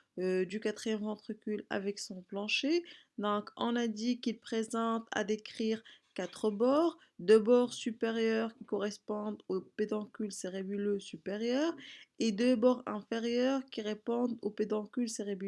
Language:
French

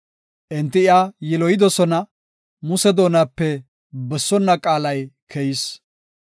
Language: Gofa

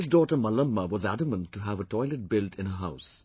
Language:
English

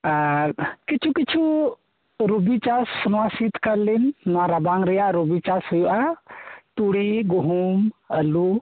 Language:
Santali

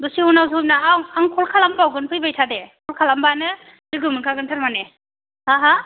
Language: Bodo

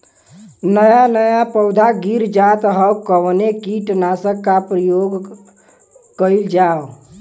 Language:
Bhojpuri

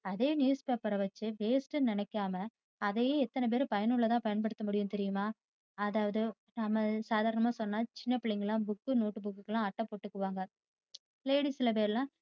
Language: Tamil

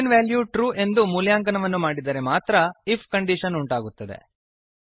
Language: Kannada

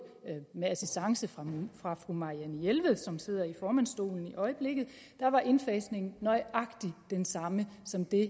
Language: Danish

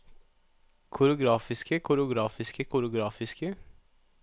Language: Norwegian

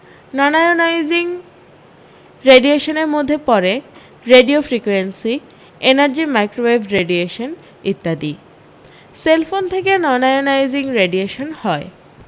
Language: Bangla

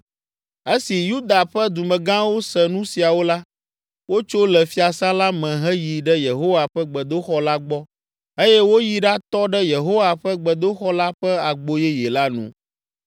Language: Ewe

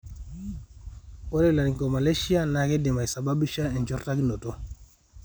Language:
Masai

